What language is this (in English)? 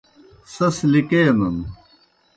Kohistani Shina